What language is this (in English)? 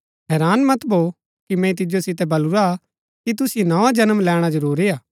Gaddi